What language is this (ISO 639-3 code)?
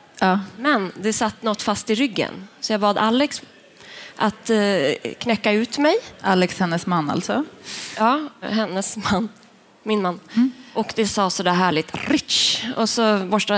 swe